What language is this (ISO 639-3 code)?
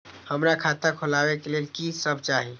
mai